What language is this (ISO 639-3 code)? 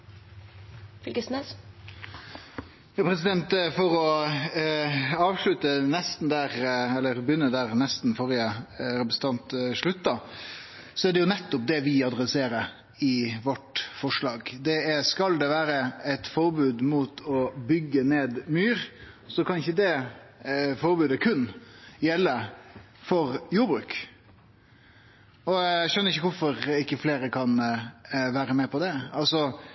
nno